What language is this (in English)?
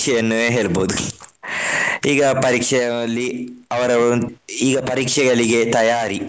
Kannada